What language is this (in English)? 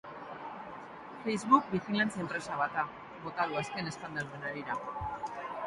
Basque